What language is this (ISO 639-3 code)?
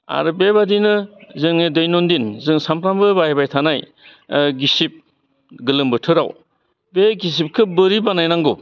brx